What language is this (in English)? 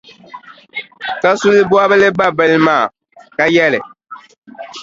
Dagbani